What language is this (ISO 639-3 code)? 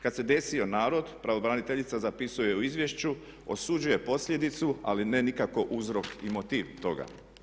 hrv